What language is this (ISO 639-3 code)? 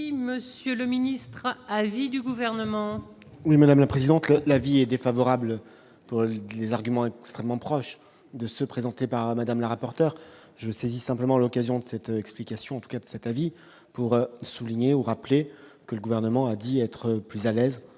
fra